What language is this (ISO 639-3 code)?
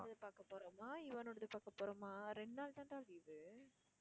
tam